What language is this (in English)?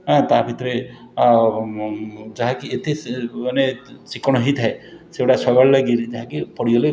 Odia